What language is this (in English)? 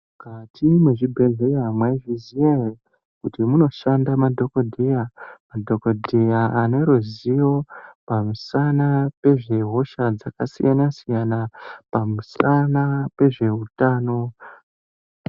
Ndau